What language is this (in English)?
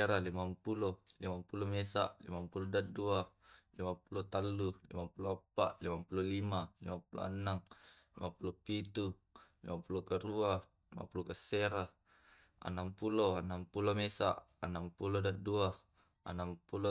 Tae'